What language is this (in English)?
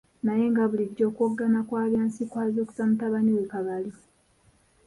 Ganda